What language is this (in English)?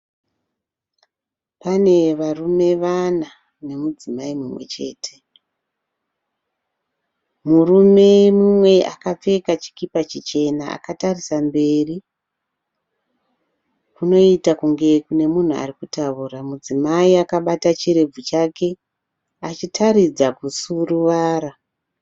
Shona